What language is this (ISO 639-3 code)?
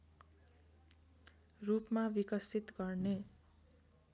nep